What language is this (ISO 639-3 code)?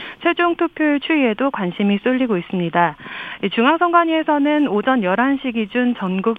kor